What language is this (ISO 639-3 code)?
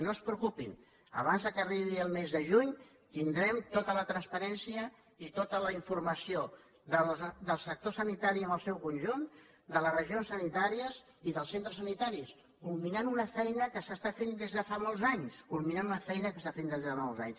cat